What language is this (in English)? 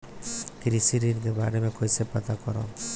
Bhojpuri